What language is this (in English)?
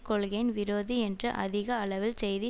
Tamil